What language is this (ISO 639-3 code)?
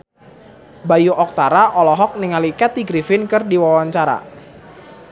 sun